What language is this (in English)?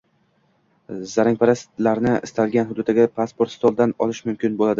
Uzbek